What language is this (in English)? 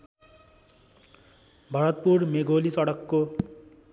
Nepali